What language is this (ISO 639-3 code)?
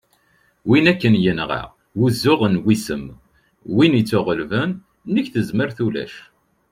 kab